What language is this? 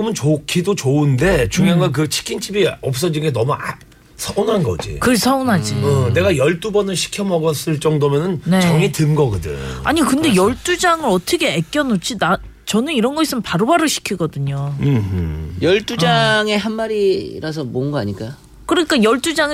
Korean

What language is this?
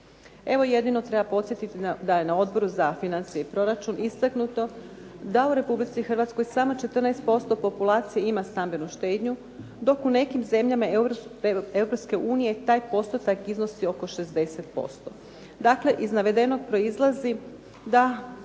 Croatian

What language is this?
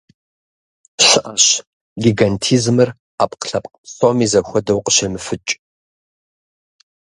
Kabardian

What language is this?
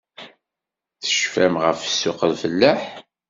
Kabyle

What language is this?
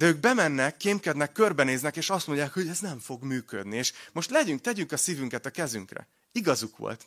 Hungarian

